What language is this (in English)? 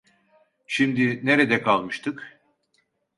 Turkish